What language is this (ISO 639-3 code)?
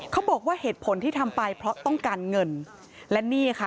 tha